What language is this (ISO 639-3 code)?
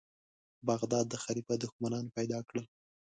pus